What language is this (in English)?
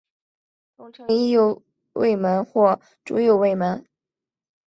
Chinese